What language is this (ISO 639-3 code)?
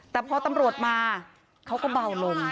tha